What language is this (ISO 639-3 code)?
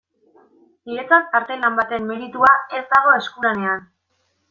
eus